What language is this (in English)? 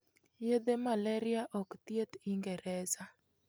Luo (Kenya and Tanzania)